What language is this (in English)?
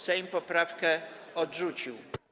Polish